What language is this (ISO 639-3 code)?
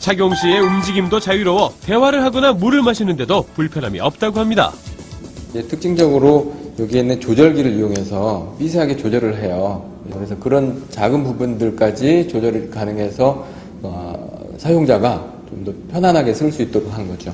kor